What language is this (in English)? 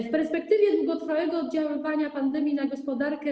Polish